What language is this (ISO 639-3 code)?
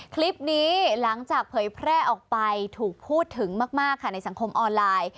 tha